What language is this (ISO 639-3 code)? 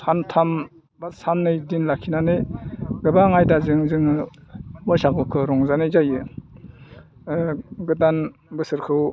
brx